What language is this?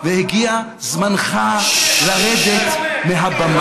Hebrew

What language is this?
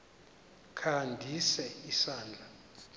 Xhosa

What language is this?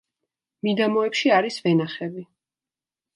Georgian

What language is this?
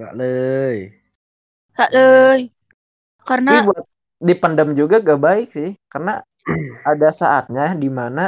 Indonesian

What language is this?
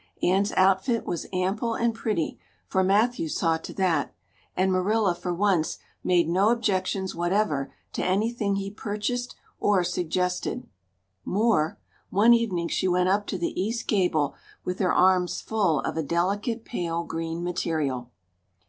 English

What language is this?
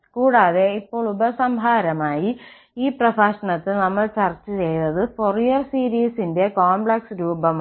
Malayalam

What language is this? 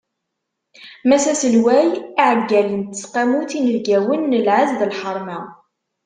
Kabyle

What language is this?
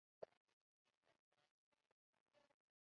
Chinese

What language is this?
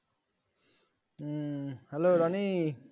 Bangla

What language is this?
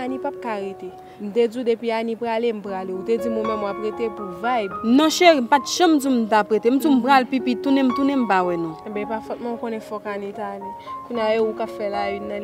French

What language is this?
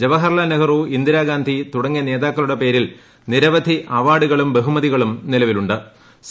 Malayalam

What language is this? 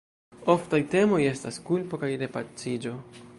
Esperanto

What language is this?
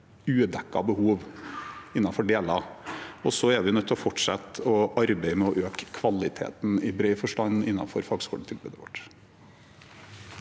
Norwegian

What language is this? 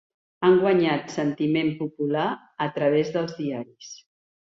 Catalan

